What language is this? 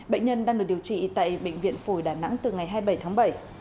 Vietnamese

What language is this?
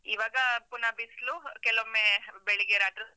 Kannada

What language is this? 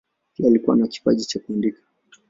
Swahili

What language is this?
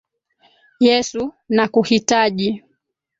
Swahili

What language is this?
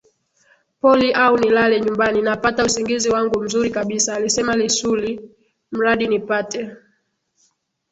Swahili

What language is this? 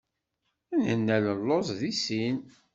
Kabyle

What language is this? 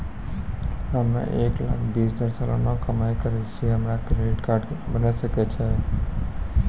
Maithili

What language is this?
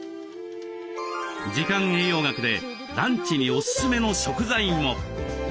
Japanese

